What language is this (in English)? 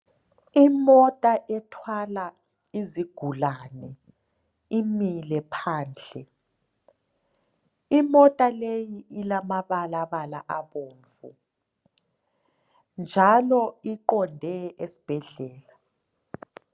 North Ndebele